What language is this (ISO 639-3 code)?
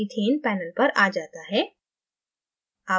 hin